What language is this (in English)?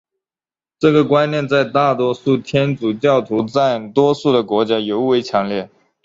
Chinese